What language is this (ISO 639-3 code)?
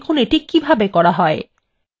ben